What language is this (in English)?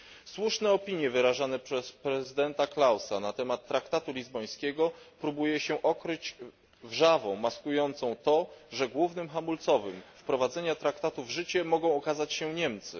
Polish